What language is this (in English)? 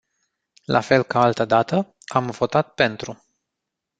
Romanian